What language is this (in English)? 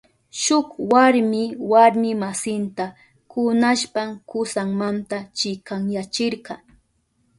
Southern Pastaza Quechua